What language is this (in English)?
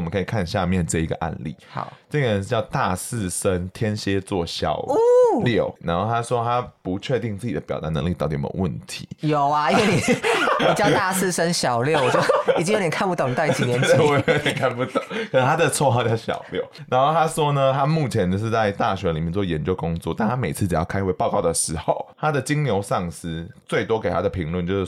Chinese